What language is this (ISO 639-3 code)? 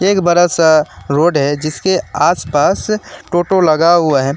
hin